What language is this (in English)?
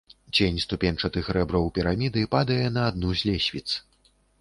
Belarusian